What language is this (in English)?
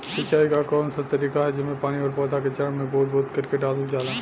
Bhojpuri